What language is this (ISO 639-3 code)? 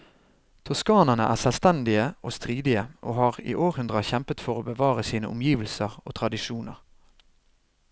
nor